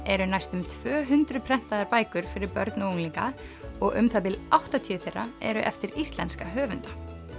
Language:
Icelandic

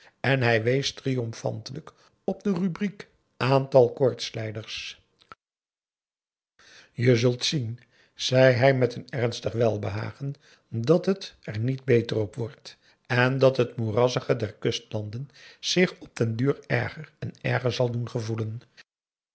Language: Dutch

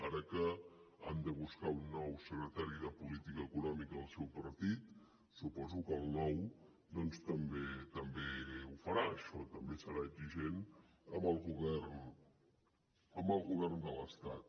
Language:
Catalan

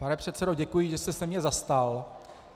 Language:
Czech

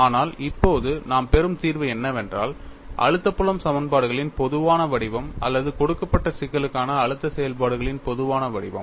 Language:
Tamil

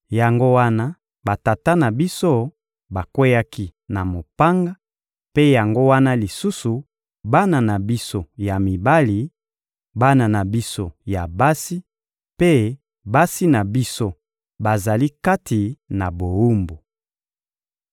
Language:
Lingala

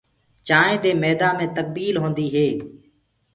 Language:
Gurgula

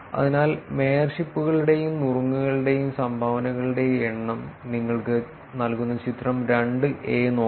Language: Malayalam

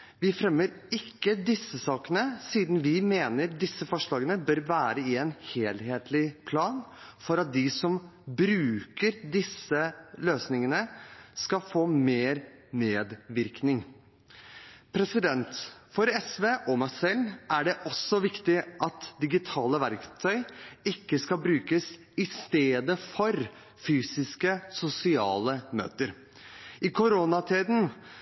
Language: Norwegian Bokmål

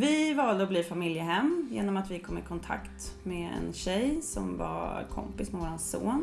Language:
Swedish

